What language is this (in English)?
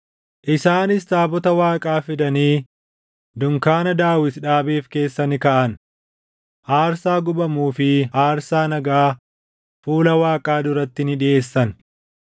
Oromo